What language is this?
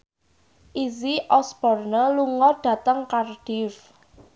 Javanese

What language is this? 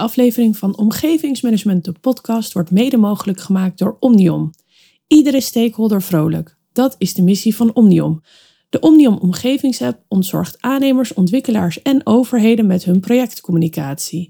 Dutch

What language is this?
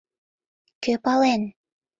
Mari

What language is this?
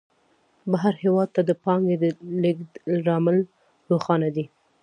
Pashto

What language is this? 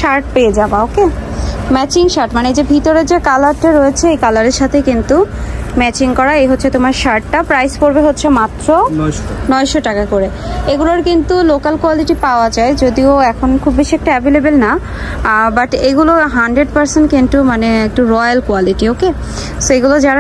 Bangla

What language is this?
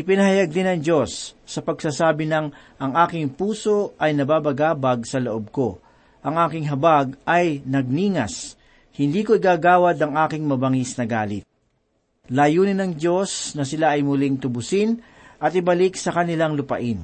Filipino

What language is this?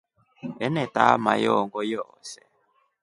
Rombo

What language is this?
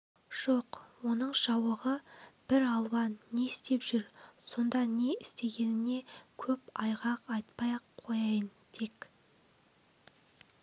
Kazakh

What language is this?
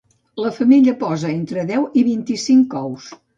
Catalan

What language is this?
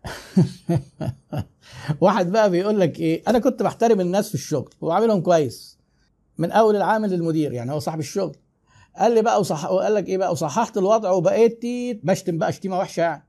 Arabic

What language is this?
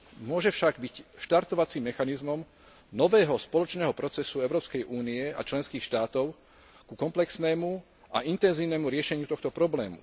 Slovak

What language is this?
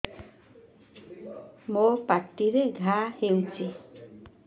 Odia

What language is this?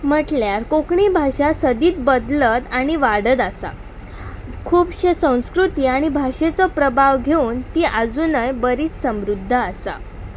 Konkani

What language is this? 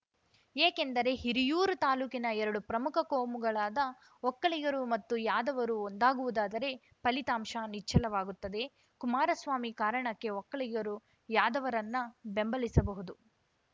Kannada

